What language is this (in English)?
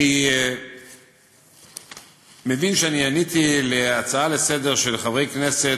Hebrew